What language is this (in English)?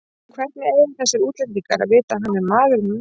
Icelandic